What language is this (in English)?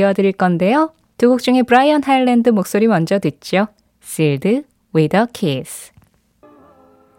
Korean